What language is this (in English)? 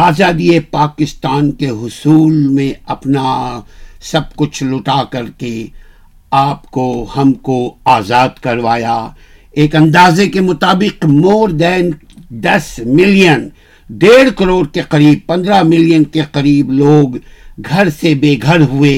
Urdu